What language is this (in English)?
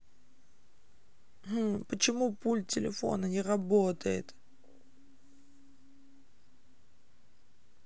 Russian